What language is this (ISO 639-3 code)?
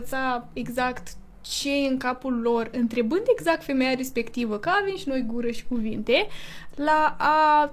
ron